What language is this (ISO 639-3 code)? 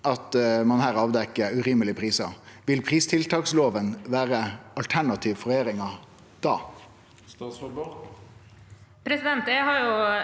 nor